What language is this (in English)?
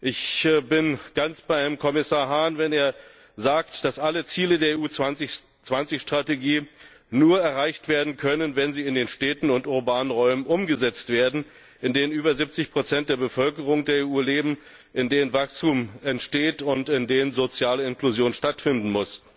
German